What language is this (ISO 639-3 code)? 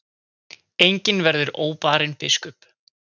isl